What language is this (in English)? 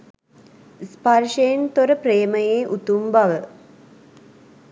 Sinhala